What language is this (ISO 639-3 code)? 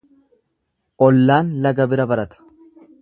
orm